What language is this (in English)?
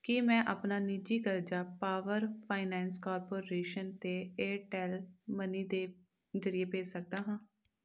Punjabi